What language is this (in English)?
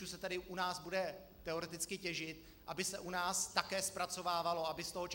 Czech